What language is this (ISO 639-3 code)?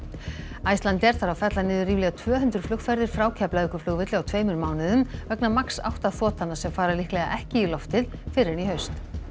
isl